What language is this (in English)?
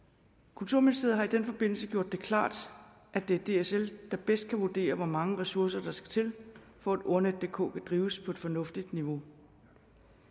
Danish